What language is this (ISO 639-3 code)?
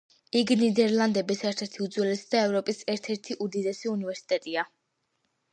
kat